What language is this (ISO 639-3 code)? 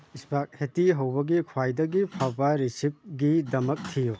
mni